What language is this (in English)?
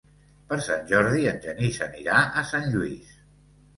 Catalan